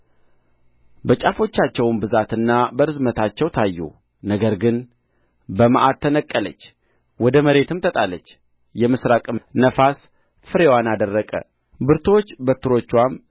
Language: Amharic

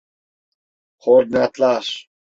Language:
Turkish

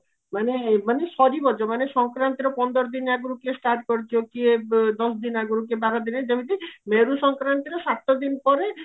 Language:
Odia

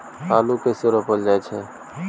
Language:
Maithili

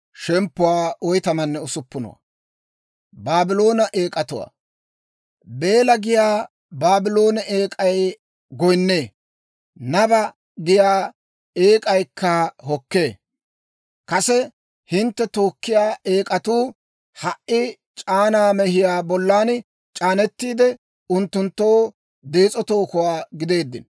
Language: Dawro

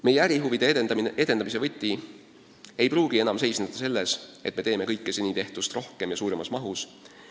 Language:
Estonian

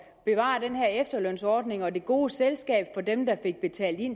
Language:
Danish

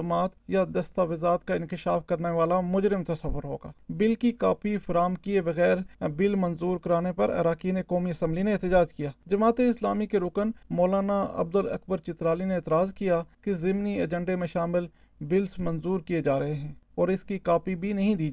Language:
Urdu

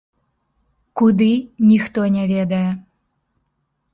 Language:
Belarusian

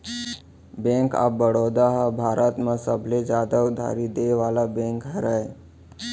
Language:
Chhattisgarhi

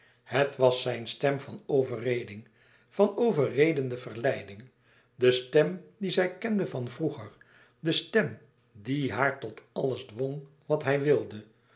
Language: Dutch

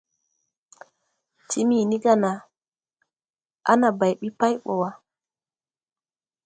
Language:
Tupuri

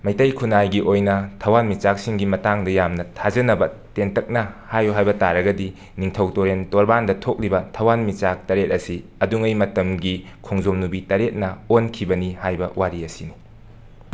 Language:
Manipuri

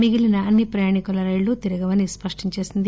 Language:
Telugu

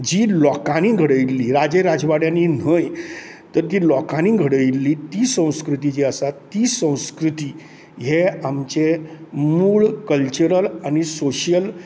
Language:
Konkani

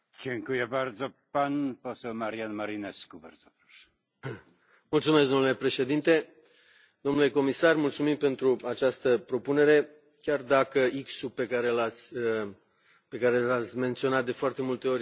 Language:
Romanian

